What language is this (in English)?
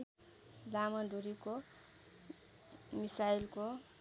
Nepali